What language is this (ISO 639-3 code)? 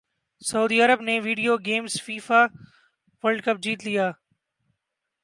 urd